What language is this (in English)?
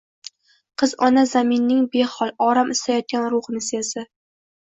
Uzbek